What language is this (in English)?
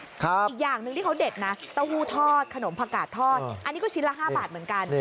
Thai